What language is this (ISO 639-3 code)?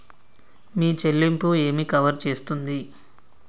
tel